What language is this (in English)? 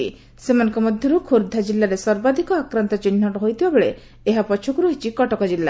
Odia